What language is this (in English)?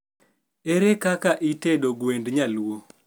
Luo (Kenya and Tanzania)